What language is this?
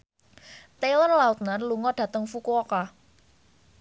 Javanese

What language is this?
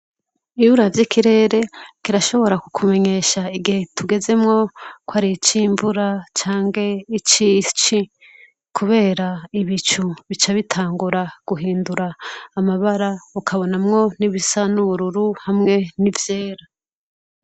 Rundi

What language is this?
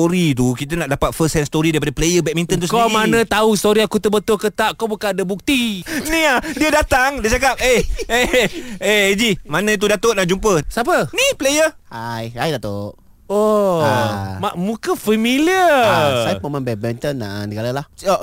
Malay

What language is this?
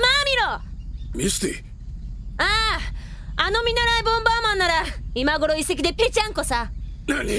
Japanese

